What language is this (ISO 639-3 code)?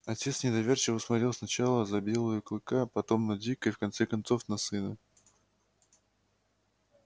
rus